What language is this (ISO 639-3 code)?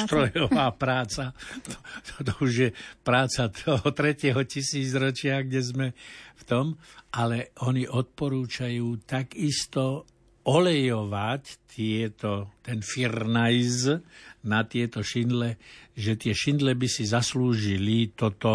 slk